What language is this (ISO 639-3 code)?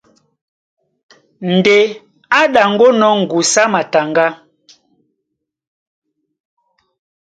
dua